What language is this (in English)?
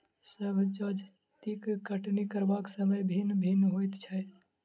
Maithili